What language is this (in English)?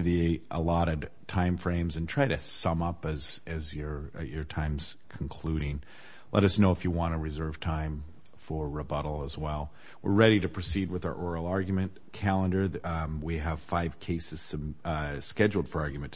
English